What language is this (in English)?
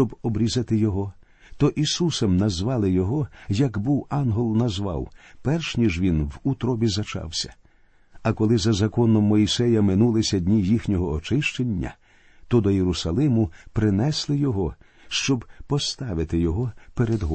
Ukrainian